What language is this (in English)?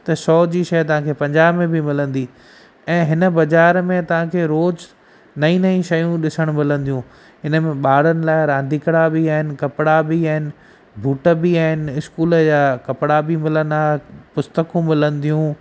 Sindhi